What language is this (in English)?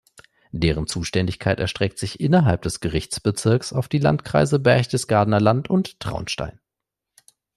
German